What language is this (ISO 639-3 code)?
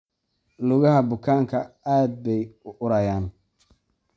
som